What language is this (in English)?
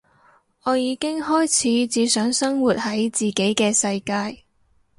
Cantonese